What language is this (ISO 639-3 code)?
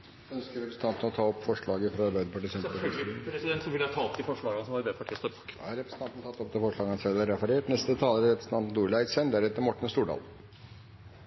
nor